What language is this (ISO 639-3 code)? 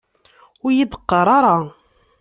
kab